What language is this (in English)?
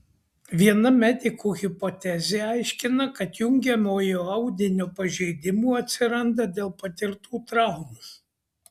Lithuanian